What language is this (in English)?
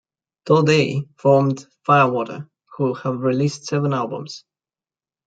English